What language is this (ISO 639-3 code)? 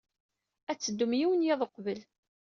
kab